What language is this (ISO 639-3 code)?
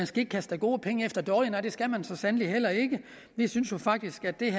dan